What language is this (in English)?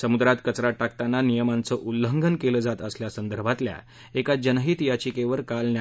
Marathi